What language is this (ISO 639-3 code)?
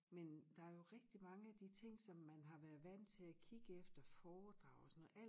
dan